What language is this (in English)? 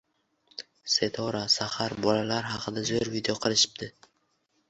Uzbek